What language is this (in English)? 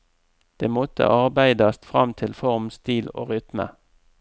Norwegian